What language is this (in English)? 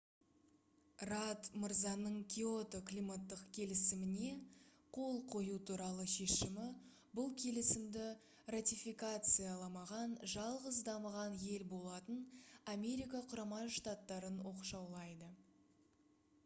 Kazakh